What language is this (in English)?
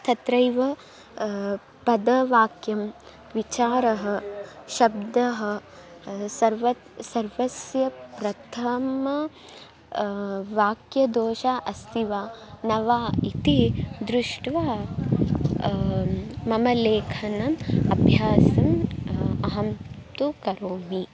Sanskrit